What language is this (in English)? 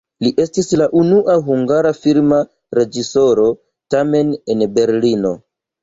Esperanto